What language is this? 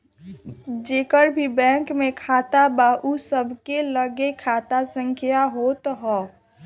Bhojpuri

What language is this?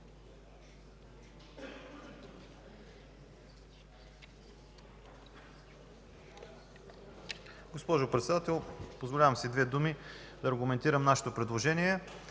Bulgarian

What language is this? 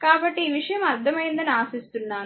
Telugu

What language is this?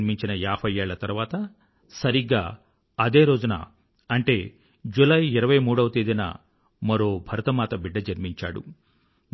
Telugu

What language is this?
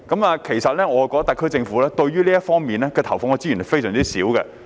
Cantonese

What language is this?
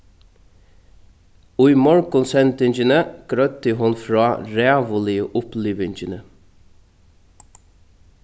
Faroese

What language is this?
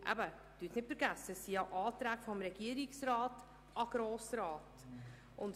Swiss German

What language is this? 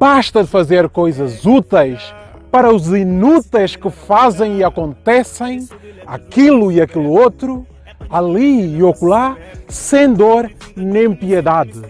Portuguese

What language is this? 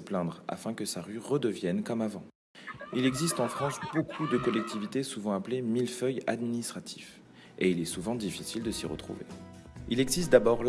French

